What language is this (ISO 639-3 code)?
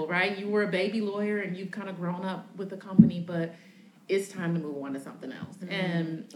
eng